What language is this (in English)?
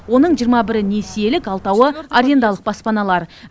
Kazakh